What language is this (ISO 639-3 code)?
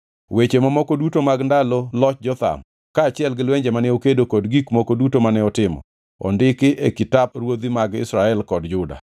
luo